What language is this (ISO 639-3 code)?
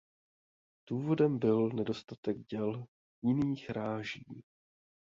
ces